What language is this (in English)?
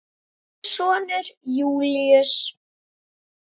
Icelandic